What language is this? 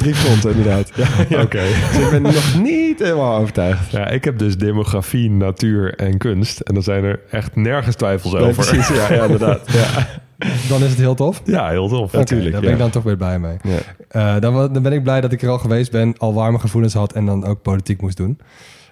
Dutch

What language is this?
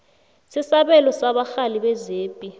South Ndebele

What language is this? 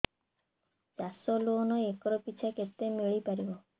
Odia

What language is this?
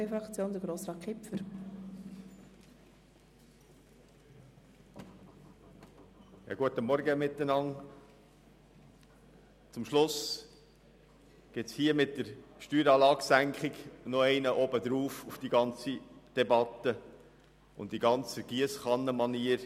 Swiss German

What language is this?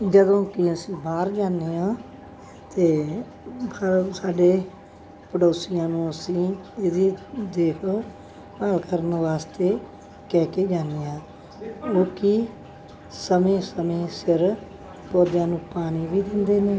Punjabi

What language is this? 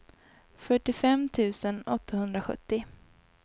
Swedish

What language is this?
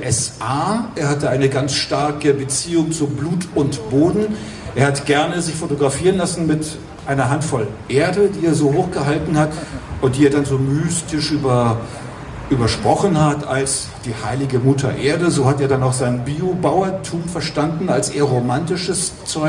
German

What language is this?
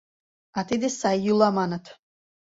Mari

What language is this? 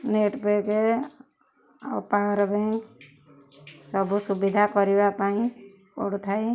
Odia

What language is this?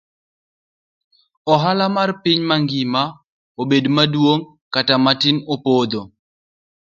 Luo (Kenya and Tanzania)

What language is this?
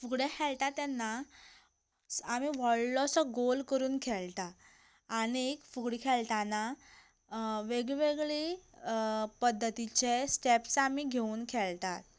Konkani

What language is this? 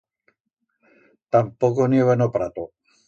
Aragonese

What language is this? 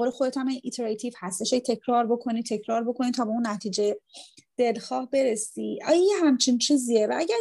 Persian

